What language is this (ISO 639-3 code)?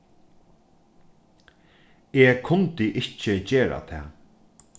fao